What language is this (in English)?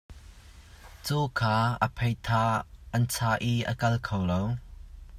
Hakha Chin